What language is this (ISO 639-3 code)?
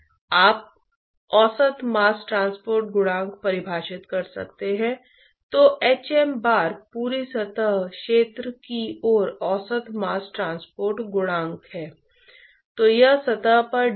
hin